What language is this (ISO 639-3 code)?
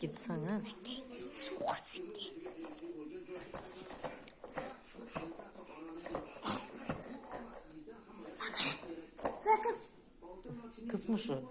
uzb